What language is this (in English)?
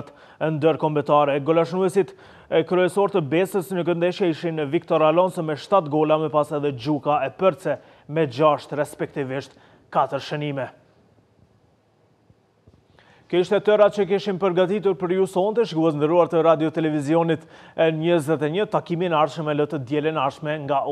Romanian